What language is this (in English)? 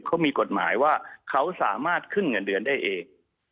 Thai